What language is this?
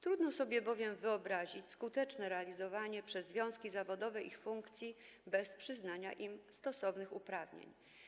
Polish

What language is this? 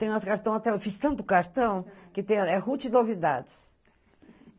Portuguese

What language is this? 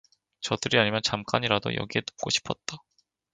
Korean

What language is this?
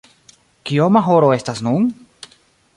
Esperanto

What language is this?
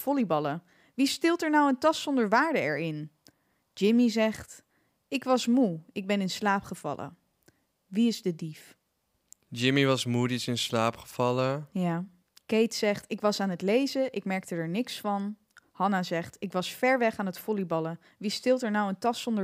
Dutch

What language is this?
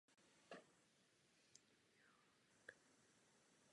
Czech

